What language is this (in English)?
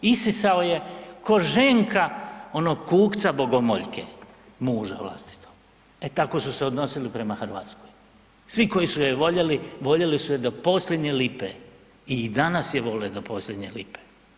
Croatian